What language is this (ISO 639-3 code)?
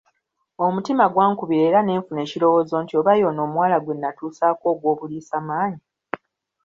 lug